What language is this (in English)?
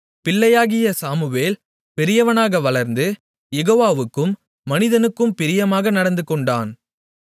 Tamil